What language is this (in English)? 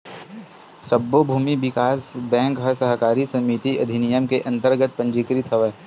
Chhattisgarhi